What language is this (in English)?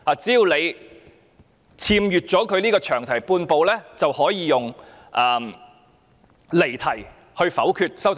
Cantonese